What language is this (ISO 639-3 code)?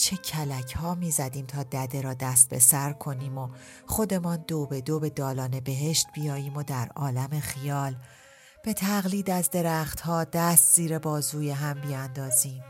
fas